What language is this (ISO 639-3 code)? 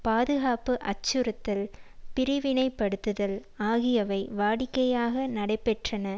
tam